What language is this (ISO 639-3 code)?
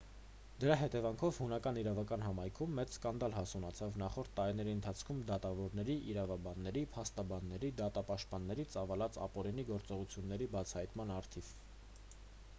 hye